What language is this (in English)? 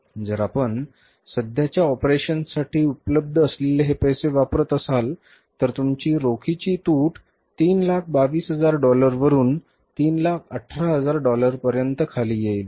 Marathi